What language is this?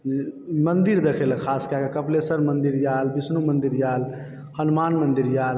Maithili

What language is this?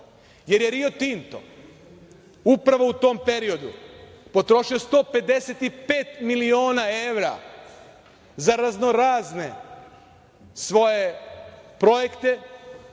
Serbian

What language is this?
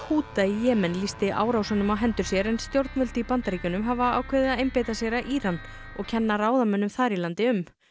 Icelandic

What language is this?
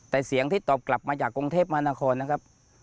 Thai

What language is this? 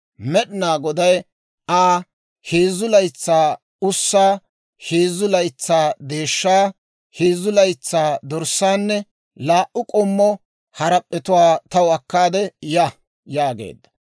Dawro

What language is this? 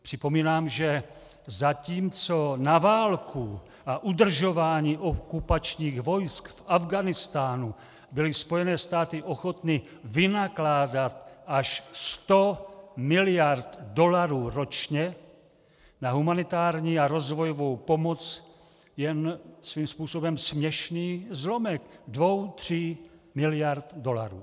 Czech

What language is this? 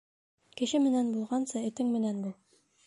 Bashkir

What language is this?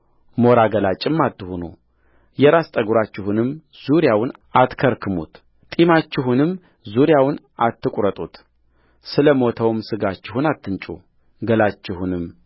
Amharic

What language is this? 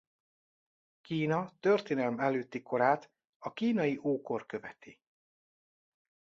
Hungarian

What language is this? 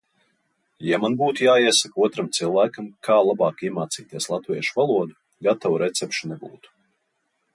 Latvian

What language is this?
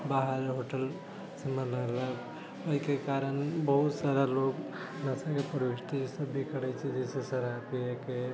Maithili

